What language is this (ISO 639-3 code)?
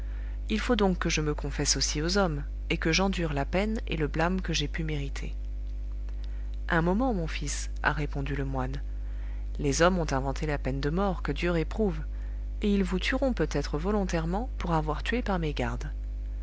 fra